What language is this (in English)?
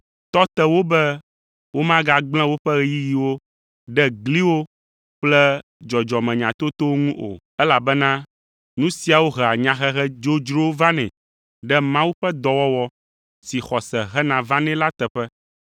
Ewe